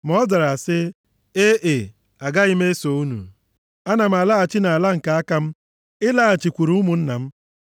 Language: Igbo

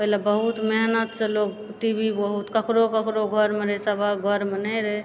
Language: Maithili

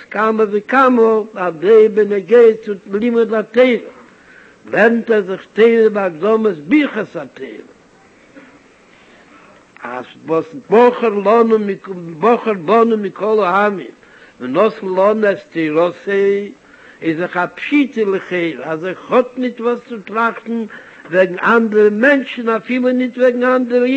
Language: Hebrew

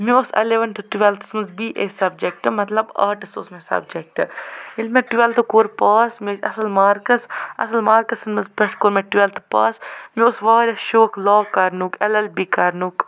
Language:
Kashmiri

